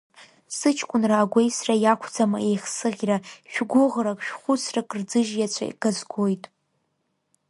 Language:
Abkhazian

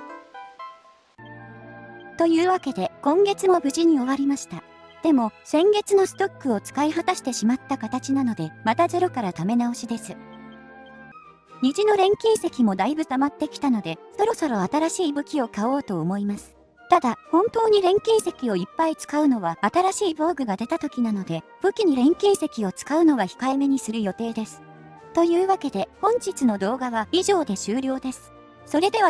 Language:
Japanese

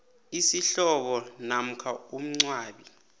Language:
South Ndebele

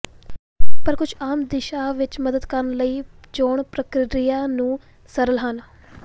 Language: Punjabi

